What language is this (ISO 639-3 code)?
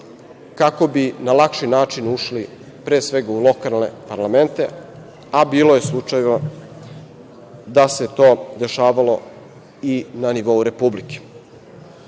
srp